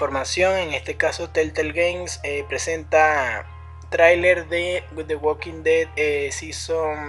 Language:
Spanish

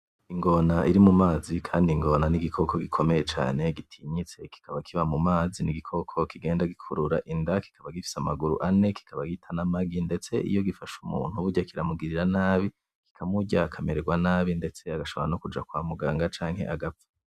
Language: Rundi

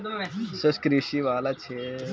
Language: Bhojpuri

